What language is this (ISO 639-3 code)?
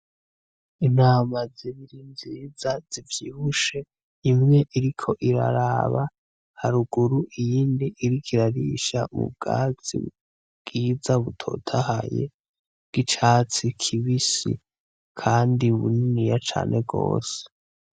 run